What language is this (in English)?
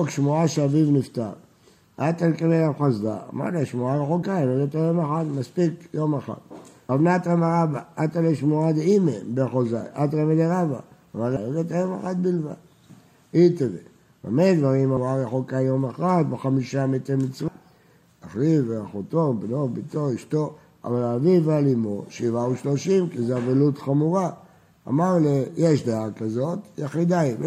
Hebrew